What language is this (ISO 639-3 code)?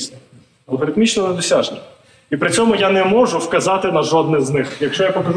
ukr